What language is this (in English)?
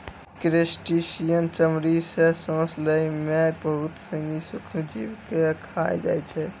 Maithili